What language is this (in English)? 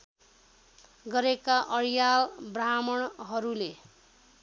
Nepali